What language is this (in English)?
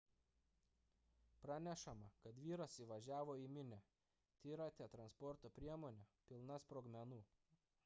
Lithuanian